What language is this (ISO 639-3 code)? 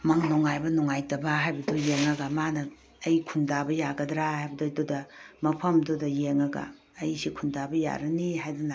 mni